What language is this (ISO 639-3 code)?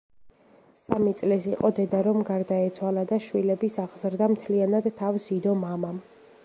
kat